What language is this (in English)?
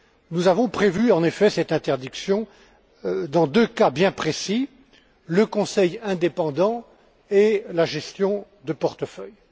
French